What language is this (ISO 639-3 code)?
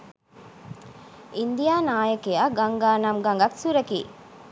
sin